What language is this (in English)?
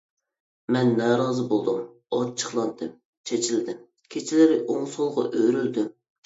Uyghur